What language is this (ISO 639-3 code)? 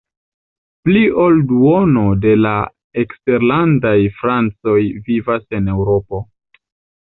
epo